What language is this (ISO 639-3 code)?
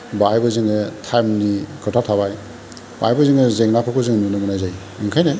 brx